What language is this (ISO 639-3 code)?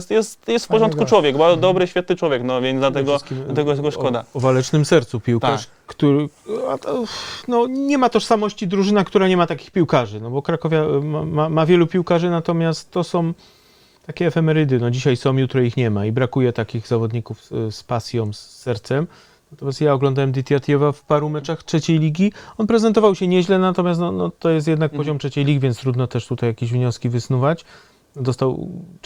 pol